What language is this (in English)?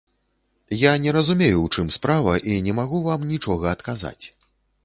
Belarusian